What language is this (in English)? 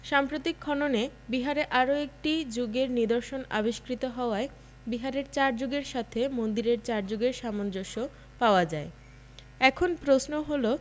Bangla